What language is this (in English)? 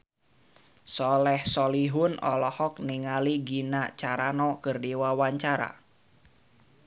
Sundanese